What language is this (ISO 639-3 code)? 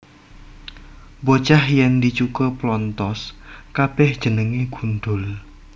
jav